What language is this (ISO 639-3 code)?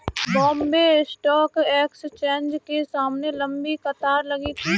hin